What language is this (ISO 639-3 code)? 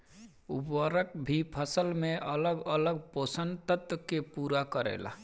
bho